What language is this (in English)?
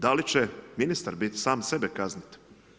Croatian